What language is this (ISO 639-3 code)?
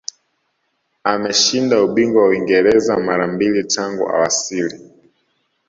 swa